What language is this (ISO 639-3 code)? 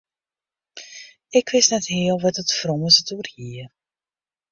fry